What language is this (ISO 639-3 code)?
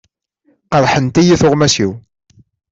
kab